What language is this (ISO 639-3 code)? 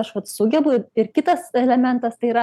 lit